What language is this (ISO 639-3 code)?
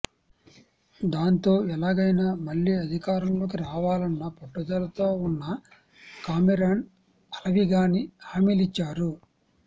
tel